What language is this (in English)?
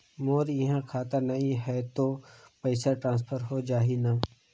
Chhattisgarhi